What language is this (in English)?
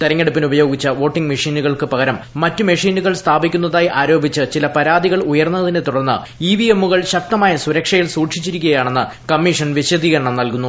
Malayalam